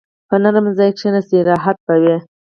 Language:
Pashto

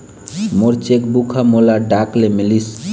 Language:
Chhattisgarhi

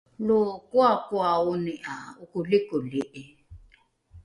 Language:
Rukai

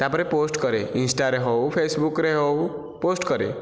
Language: Odia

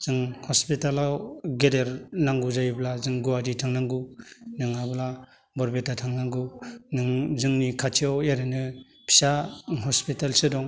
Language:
Bodo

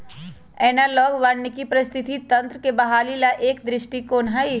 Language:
Magahi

